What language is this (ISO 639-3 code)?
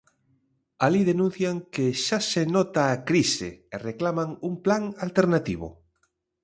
glg